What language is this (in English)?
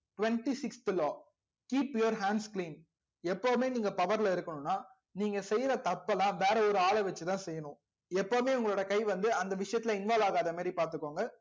Tamil